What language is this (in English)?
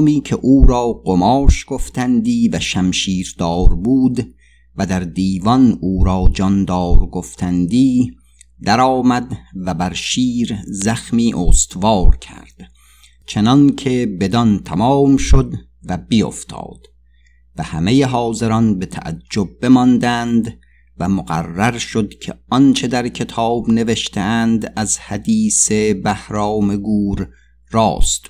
Persian